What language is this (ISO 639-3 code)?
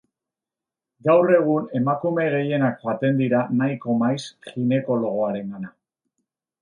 eus